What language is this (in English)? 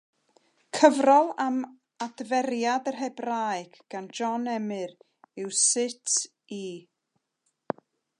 Welsh